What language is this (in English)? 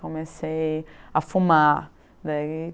Portuguese